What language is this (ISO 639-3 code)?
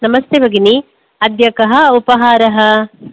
san